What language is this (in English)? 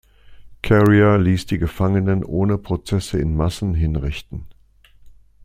German